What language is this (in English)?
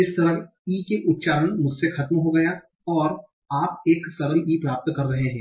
Hindi